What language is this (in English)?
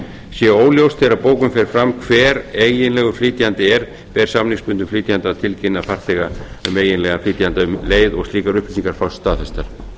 Icelandic